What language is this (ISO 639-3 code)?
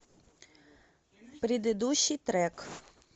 rus